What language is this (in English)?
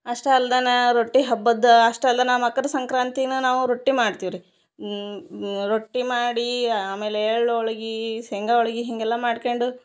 Kannada